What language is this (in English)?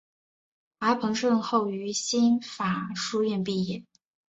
Chinese